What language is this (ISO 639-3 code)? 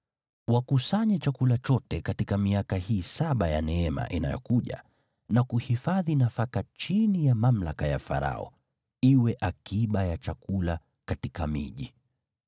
swa